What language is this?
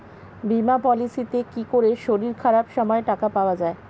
Bangla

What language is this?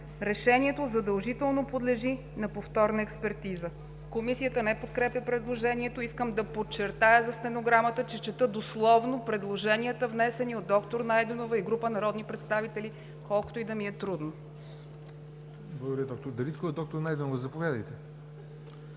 Bulgarian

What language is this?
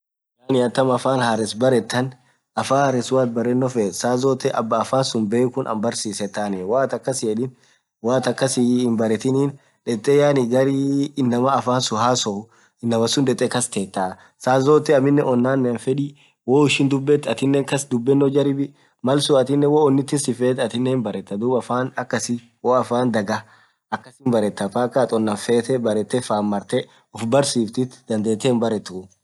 Orma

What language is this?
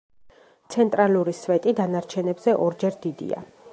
Georgian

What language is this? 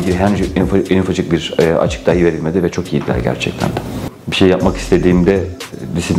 Turkish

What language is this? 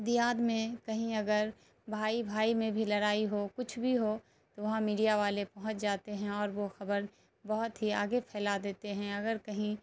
Urdu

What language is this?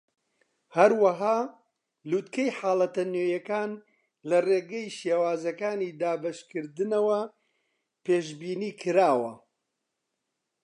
Central Kurdish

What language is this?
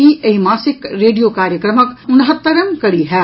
Maithili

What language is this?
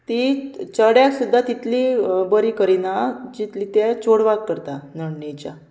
Konkani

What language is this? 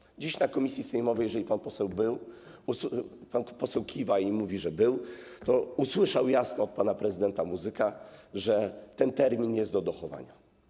Polish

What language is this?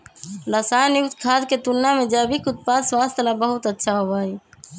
Magahi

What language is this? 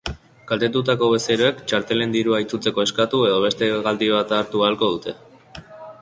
Basque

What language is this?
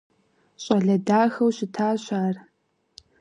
Kabardian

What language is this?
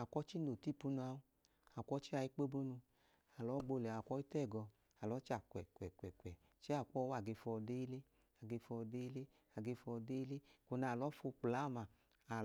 Idoma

